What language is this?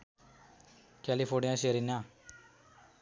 Nepali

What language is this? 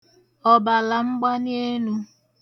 Igbo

